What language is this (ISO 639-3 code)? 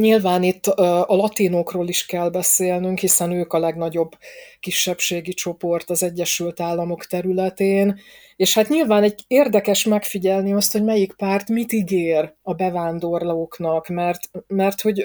hun